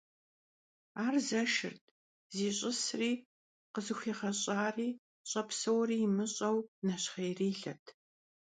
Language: Kabardian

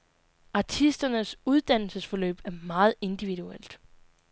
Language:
Danish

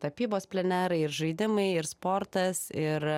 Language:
Lithuanian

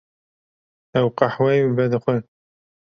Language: Kurdish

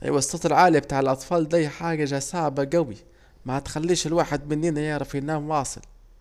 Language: Saidi Arabic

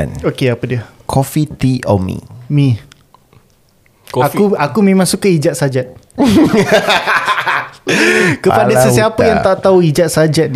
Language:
Malay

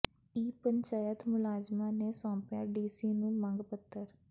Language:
Punjabi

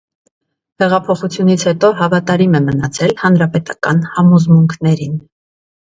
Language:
Armenian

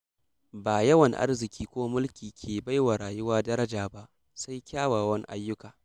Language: Hausa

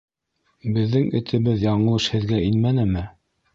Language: Bashkir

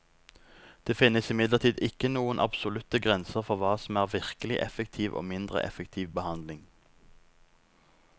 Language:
Norwegian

